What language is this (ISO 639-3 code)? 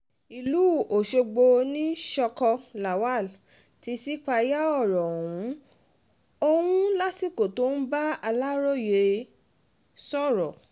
yor